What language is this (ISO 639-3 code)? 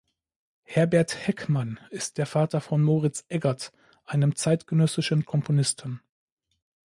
deu